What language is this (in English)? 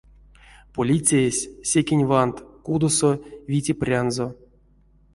Erzya